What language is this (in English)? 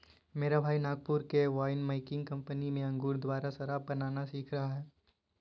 Hindi